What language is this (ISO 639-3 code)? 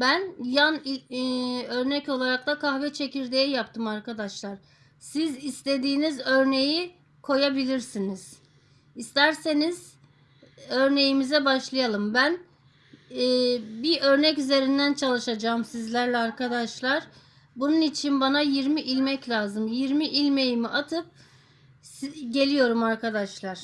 tur